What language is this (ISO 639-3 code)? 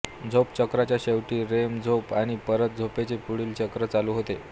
mar